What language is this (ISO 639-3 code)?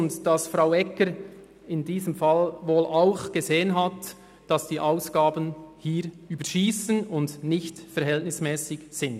gsw